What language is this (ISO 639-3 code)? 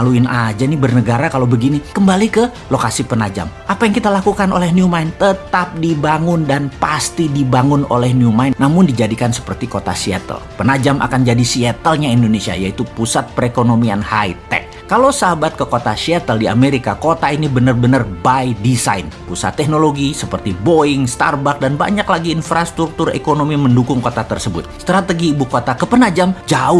ind